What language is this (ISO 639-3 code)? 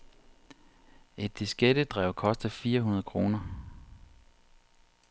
dan